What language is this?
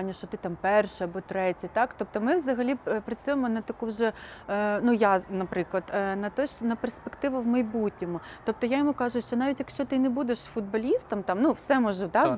Ukrainian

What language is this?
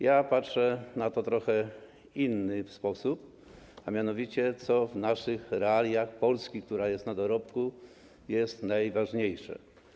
Polish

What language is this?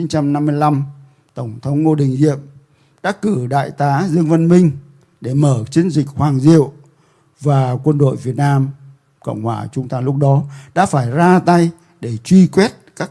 Vietnamese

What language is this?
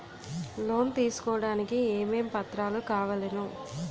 Telugu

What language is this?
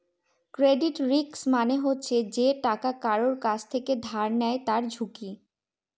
Bangla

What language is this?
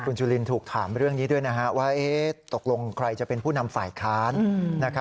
Thai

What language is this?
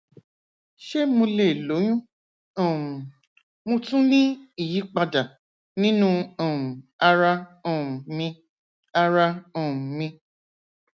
Yoruba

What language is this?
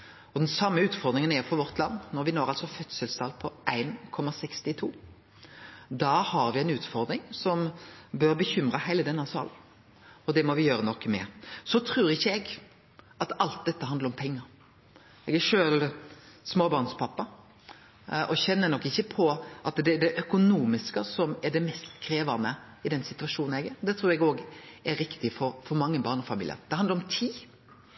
Norwegian Nynorsk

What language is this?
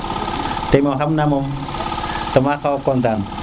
Serer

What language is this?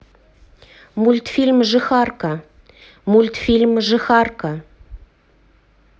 Russian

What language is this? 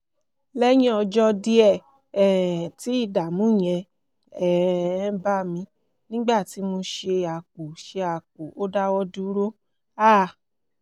Yoruba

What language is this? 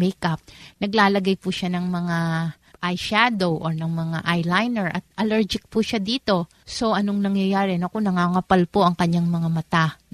Filipino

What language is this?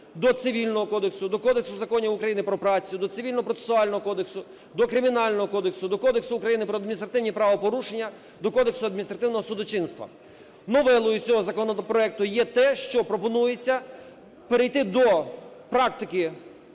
Ukrainian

